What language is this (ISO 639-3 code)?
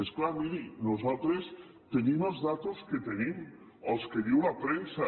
cat